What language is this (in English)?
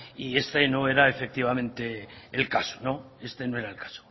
Spanish